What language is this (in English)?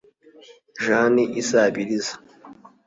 Kinyarwanda